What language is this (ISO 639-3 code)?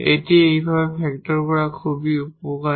ben